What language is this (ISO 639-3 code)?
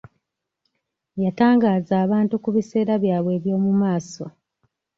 lug